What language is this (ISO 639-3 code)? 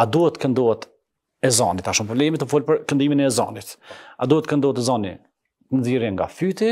ron